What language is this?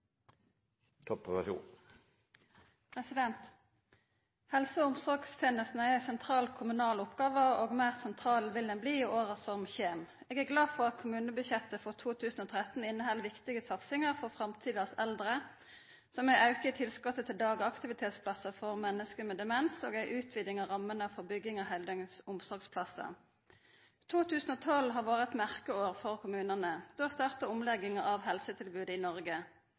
Norwegian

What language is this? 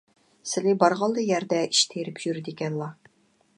Uyghur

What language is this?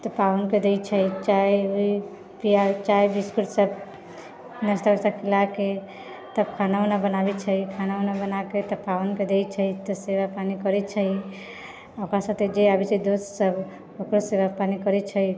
Maithili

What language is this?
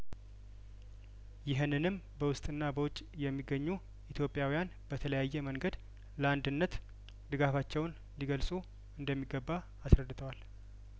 Amharic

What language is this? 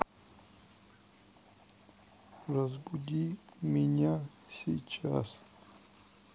Russian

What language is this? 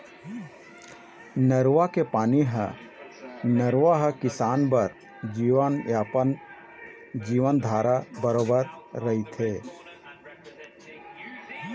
Chhattisgarhi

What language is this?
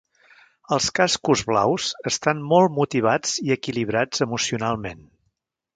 Catalan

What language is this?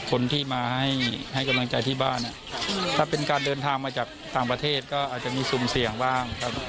Thai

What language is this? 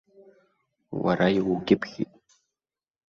Abkhazian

